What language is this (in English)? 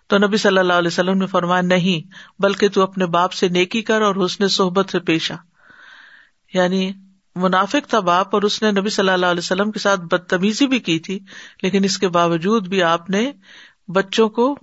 Urdu